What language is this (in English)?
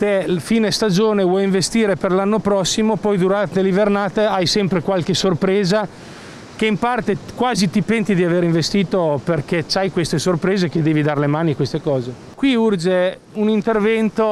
Italian